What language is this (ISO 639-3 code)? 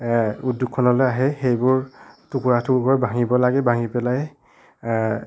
asm